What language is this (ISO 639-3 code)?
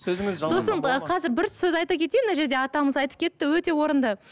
kaz